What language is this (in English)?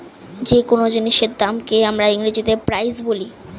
Bangla